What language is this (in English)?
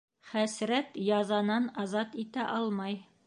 Bashkir